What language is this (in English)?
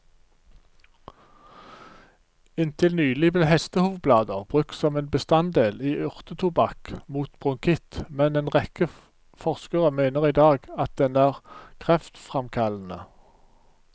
Norwegian